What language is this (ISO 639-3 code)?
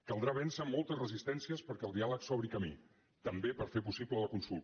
cat